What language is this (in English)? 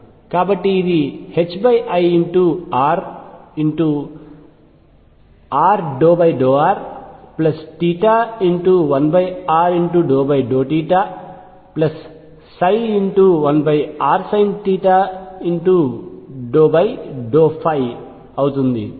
Telugu